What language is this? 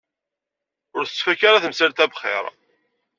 Kabyle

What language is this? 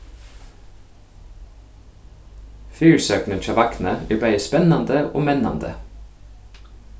Faroese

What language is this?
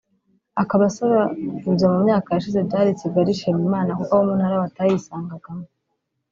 Kinyarwanda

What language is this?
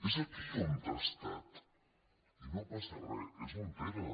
Catalan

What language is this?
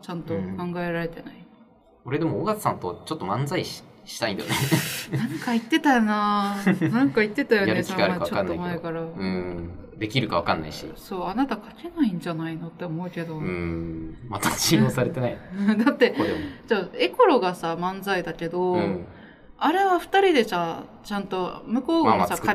Japanese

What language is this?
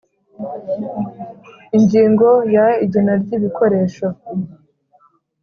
Kinyarwanda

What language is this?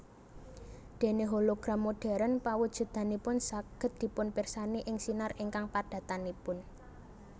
Javanese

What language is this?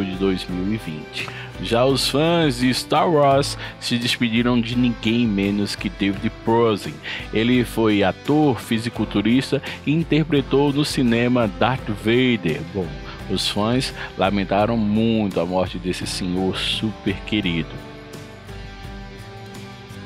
Portuguese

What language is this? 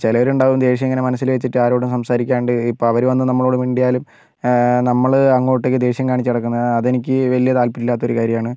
Malayalam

